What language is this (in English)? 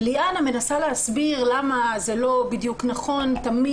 Hebrew